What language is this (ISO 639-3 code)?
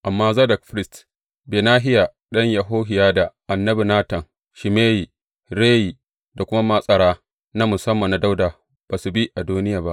hau